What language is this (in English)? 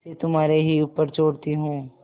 Hindi